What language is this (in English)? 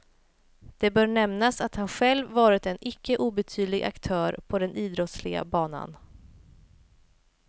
Swedish